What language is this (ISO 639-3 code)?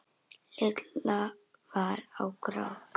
isl